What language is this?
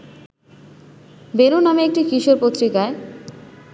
Bangla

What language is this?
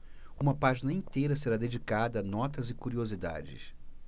Portuguese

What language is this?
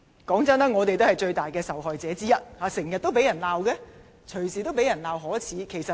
Cantonese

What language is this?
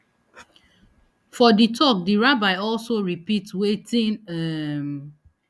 Nigerian Pidgin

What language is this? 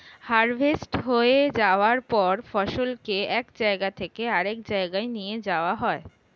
Bangla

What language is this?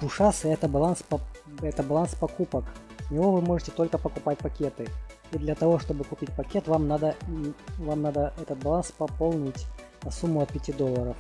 Russian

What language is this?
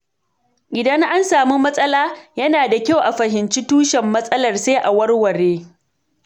Hausa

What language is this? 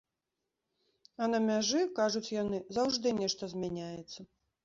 Belarusian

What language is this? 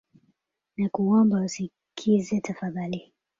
Swahili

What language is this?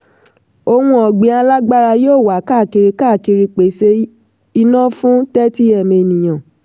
Yoruba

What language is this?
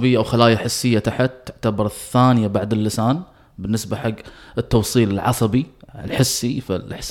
Arabic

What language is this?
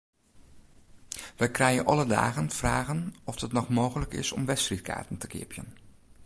Western Frisian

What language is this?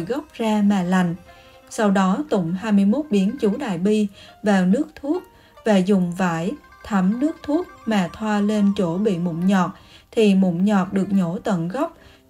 Vietnamese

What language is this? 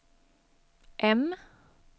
Swedish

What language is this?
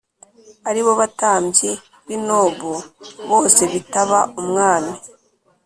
Kinyarwanda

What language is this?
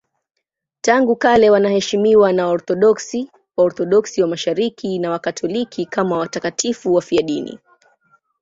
Swahili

